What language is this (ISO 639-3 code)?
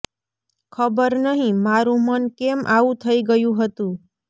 guj